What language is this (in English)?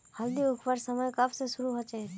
Magahi